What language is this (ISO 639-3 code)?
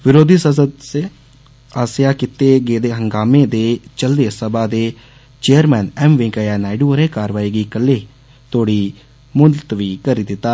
doi